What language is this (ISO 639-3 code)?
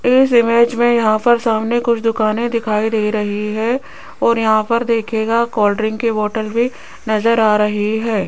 hin